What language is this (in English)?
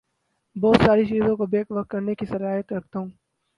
Urdu